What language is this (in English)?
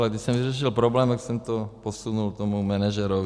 Czech